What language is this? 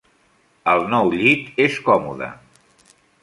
Catalan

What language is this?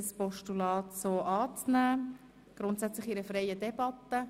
Swiss German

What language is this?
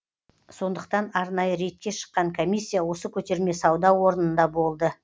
Kazakh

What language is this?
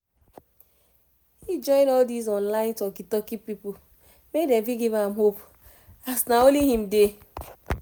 Nigerian Pidgin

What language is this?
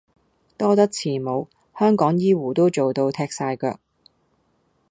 Cantonese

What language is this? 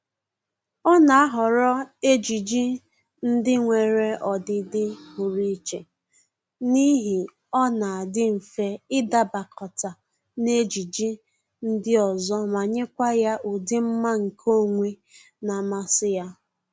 Igbo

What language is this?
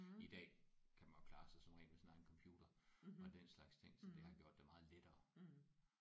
Danish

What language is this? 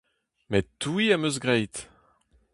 Breton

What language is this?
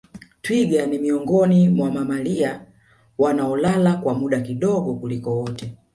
Swahili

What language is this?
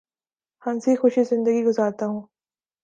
Urdu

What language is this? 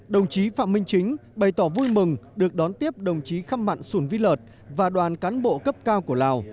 Vietnamese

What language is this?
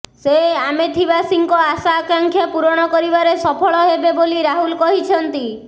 Odia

